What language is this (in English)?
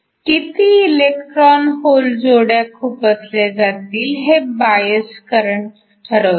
Marathi